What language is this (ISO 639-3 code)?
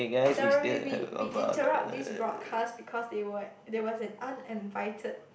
eng